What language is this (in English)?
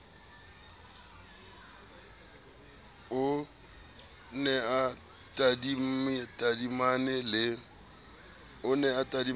Southern Sotho